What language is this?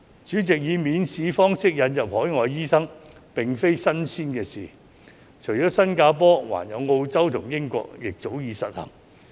Cantonese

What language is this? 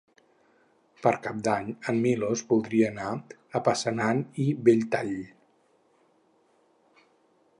Catalan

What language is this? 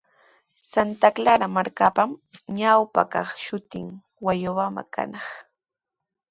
Sihuas Ancash Quechua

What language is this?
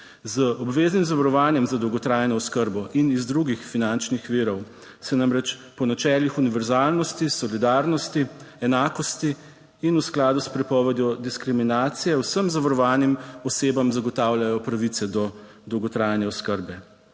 Slovenian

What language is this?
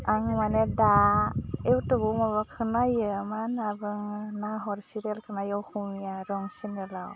Bodo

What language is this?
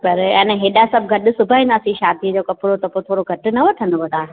Sindhi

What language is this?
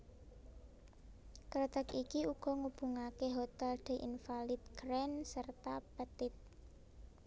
Javanese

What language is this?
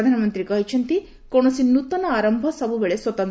Odia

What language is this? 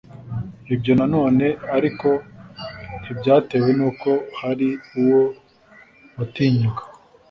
Kinyarwanda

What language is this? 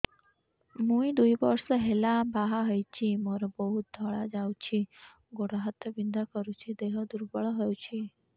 Odia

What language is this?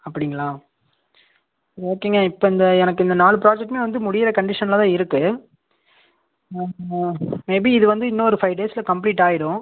Tamil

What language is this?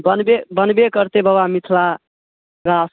Maithili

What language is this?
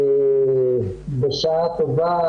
Hebrew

